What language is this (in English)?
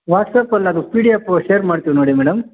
Kannada